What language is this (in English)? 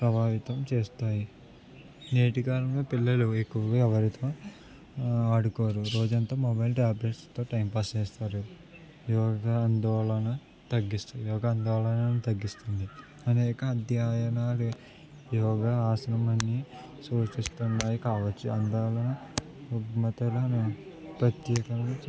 Telugu